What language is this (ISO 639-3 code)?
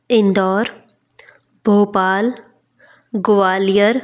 hin